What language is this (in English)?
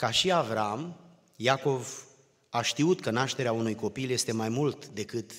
Romanian